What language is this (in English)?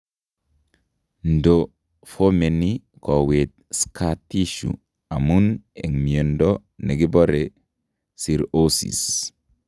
Kalenjin